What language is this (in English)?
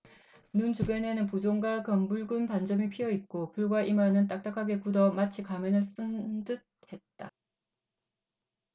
Korean